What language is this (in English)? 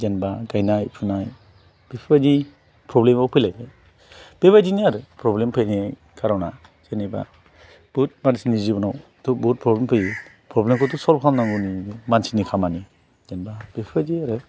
Bodo